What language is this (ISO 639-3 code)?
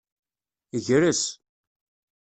kab